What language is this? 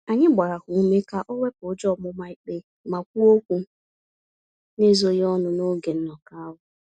Igbo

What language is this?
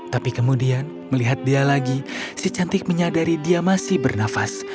Indonesian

